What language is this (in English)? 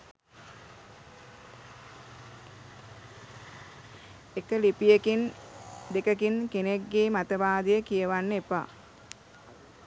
Sinhala